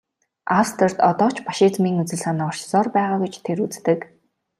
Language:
Mongolian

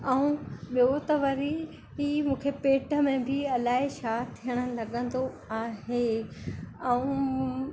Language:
Sindhi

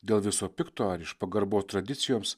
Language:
Lithuanian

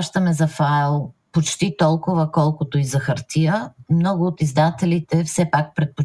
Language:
Bulgarian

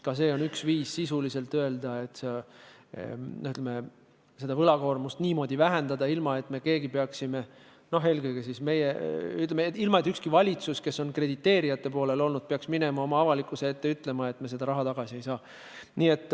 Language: Estonian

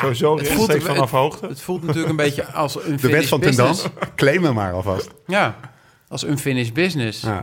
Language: Dutch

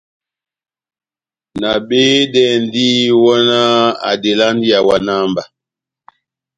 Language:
Batanga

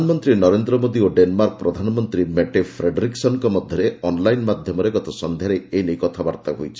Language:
Odia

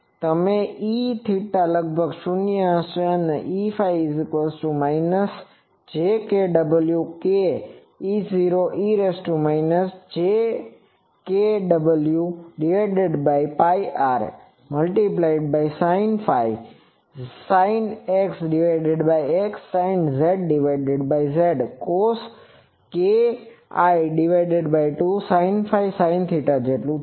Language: Gujarati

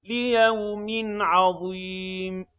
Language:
Arabic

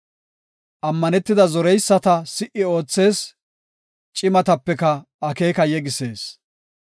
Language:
Gofa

